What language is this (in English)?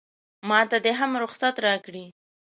Pashto